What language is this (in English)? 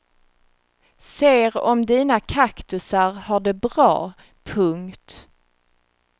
Swedish